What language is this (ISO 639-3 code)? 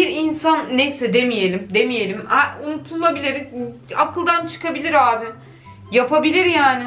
tur